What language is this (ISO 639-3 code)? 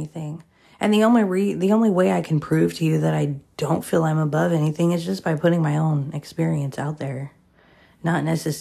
eng